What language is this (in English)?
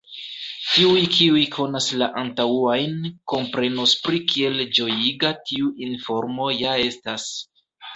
Esperanto